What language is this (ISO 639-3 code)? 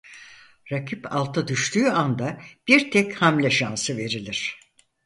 tur